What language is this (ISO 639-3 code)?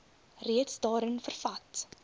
afr